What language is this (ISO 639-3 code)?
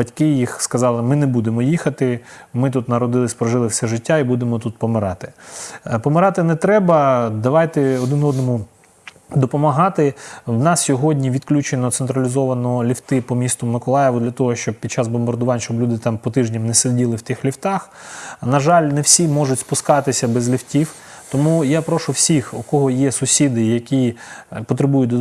ukr